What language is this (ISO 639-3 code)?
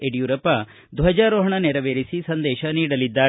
kan